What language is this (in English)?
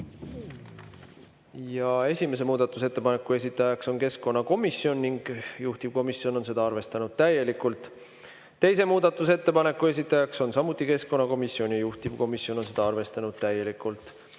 Estonian